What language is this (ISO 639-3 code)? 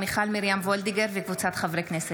heb